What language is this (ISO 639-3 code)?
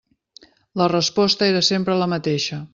cat